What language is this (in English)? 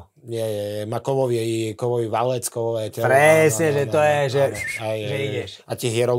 Slovak